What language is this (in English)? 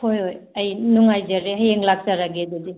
Manipuri